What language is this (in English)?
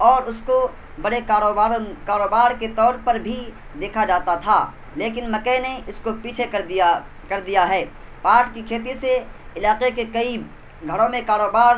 Urdu